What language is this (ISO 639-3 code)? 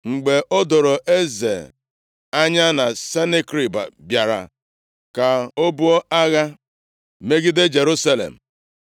ibo